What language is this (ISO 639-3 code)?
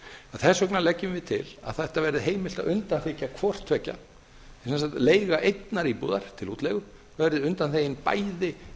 isl